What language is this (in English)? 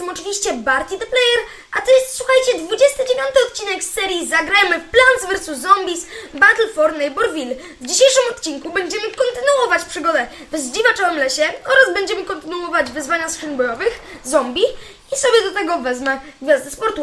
Polish